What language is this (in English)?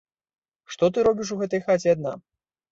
Belarusian